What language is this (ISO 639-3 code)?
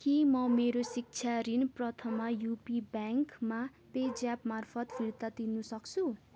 nep